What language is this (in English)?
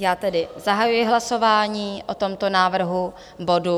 Czech